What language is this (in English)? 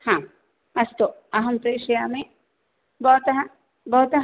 Sanskrit